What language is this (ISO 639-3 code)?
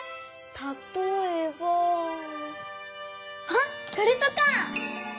jpn